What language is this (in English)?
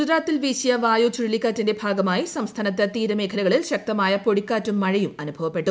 Malayalam